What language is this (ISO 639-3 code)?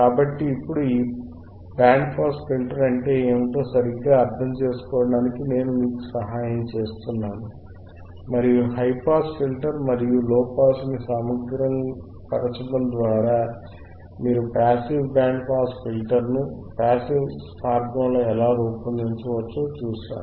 tel